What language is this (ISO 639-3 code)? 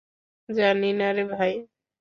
ben